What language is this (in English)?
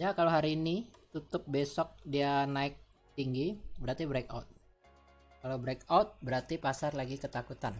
Indonesian